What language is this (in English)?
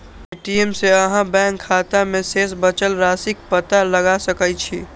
Maithili